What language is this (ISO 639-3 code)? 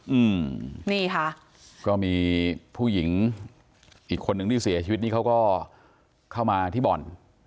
tha